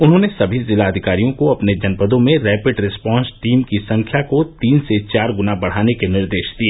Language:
Hindi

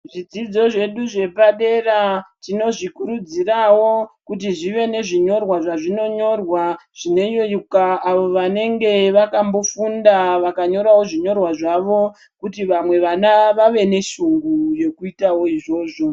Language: Ndau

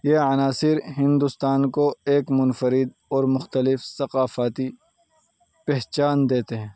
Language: Urdu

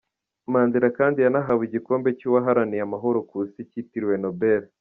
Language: Kinyarwanda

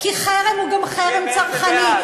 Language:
Hebrew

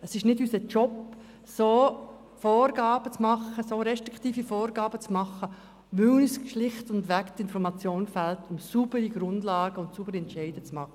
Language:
Swiss German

